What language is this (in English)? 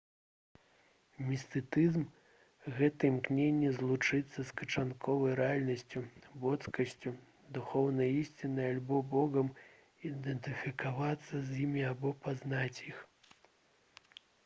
Belarusian